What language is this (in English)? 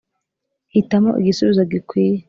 Kinyarwanda